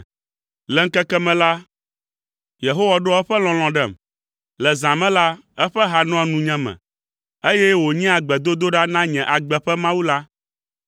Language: Ewe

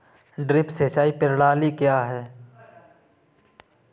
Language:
Hindi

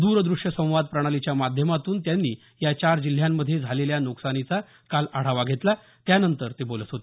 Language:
Marathi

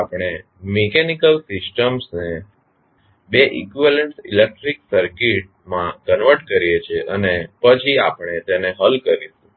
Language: Gujarati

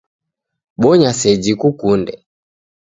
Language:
Taita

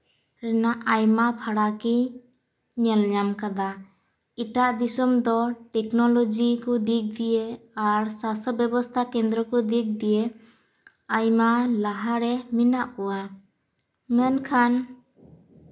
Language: Santali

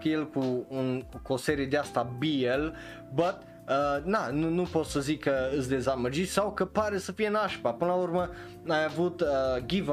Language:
Romanian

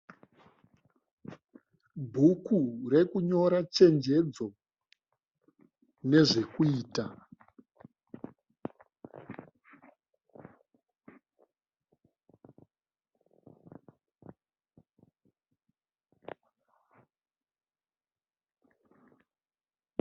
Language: Shona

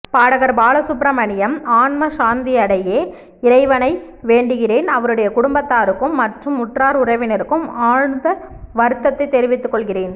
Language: Tamil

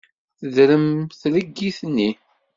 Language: Kabyle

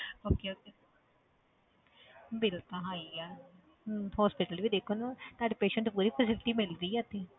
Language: Punjabi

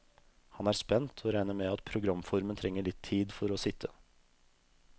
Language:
Norwegian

